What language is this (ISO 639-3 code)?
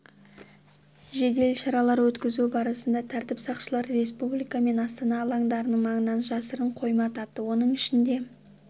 kaz